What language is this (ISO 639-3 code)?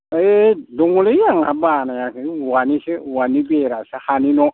brx